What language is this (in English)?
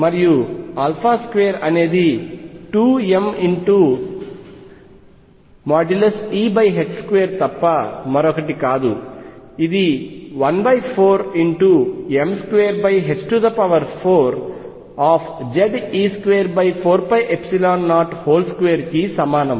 Telugu